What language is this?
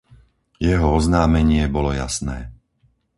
Slovak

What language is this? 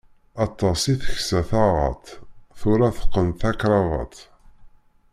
Kabyle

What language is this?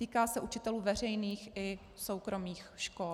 Czech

